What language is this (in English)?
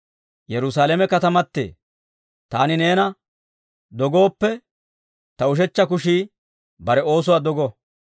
Dawro